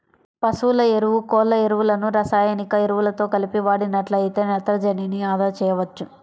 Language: Telugu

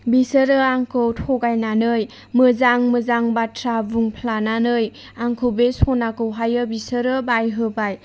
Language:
Bodo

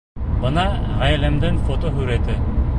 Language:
Bashkir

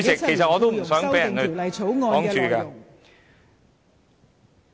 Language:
Cantonese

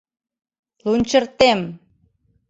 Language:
Mari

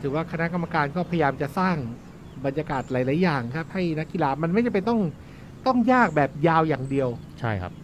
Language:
Thai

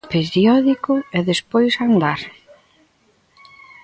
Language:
Galician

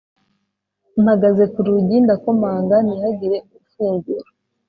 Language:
Kinyarwanda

